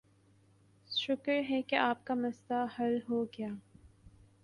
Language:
Urdu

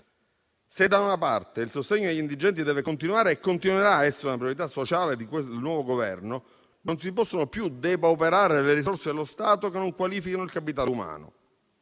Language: Italian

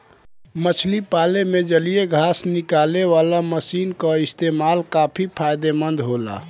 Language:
Bhojpuri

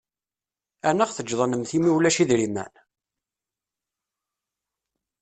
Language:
Kabyle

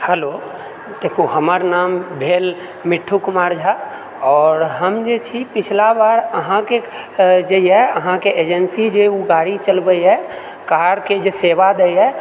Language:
Maithili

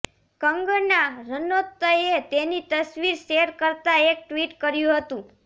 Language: Gujarati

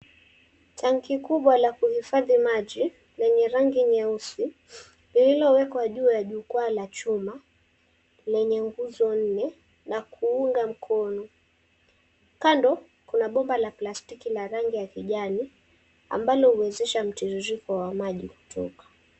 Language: Swahili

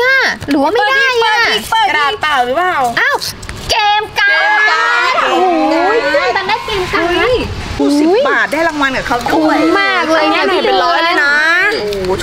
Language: Thai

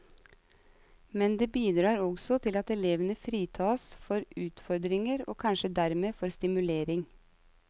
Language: Norwegian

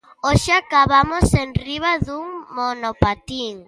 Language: Galician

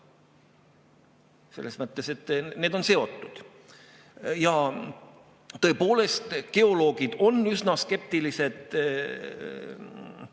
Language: Estonian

